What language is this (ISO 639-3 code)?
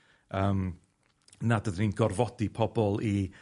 cym